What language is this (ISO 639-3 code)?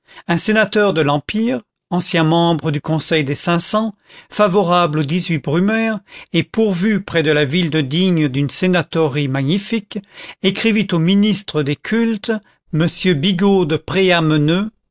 fra